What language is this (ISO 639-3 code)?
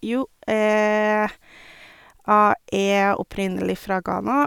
nor